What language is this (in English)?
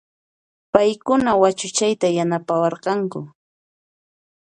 Puno Quechua